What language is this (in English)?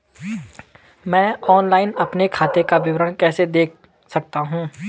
Hindi